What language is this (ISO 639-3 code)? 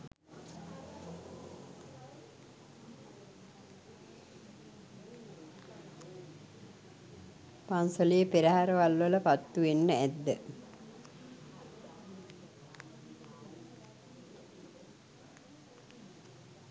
sin